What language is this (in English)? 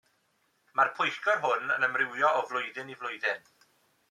Welsh